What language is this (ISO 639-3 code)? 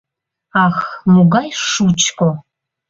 chm